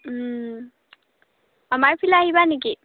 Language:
Assamese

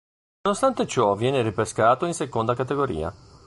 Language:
Italian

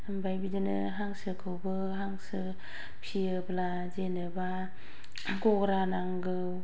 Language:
Bodo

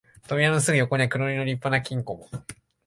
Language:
Japanese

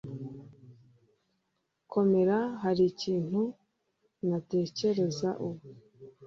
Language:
Kinyarwanda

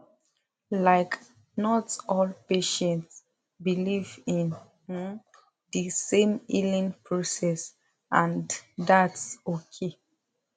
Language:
Nigerian Pidgin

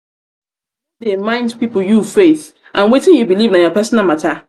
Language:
Nigerian Pidgin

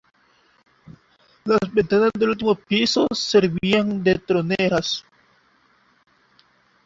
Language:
Spanish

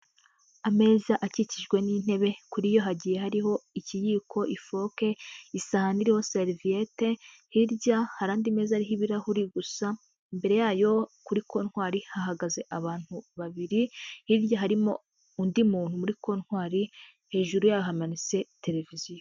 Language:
Kinyarwanda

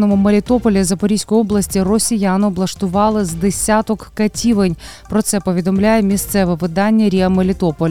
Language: Ukrainian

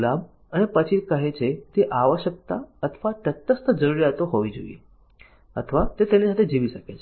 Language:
Gujarati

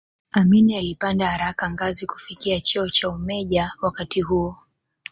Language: Swahili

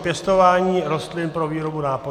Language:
Czech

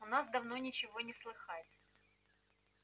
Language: Russian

